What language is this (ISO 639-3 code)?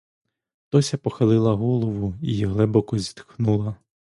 ukr